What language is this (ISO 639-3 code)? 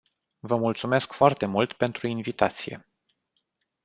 ron